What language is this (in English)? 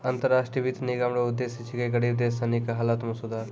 Maithili